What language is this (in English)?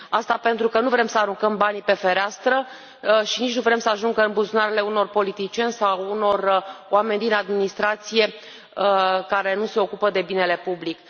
Romanian